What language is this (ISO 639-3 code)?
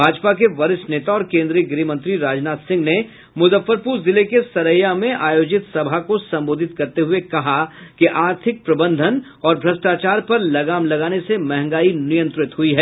hin